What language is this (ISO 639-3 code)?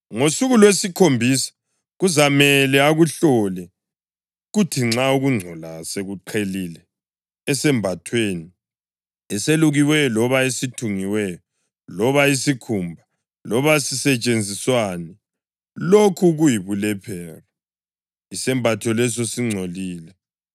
nde